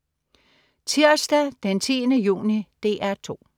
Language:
Danish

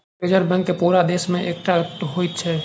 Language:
Maithili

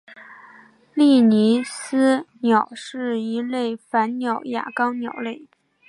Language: Chinese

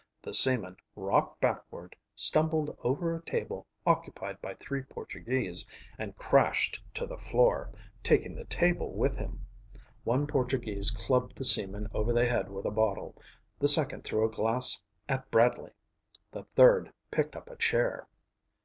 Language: English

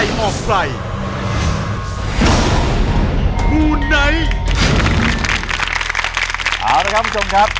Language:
Thai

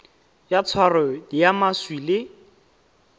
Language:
Tswana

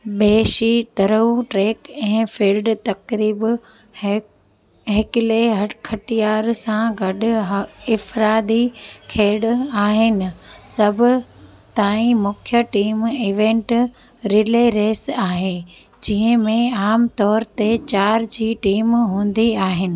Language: Sindhi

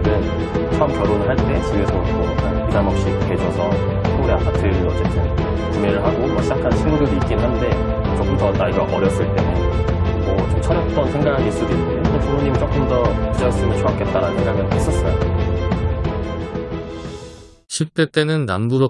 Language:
Korean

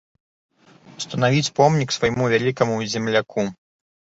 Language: Belarusian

